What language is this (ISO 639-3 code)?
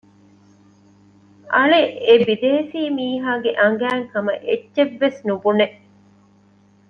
div